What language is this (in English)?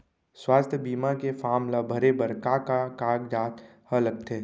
Chhattisgarhi